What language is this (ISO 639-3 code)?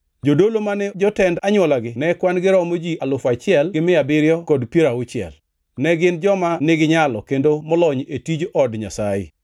luo